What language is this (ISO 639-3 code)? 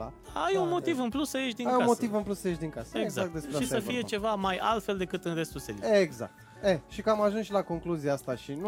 ron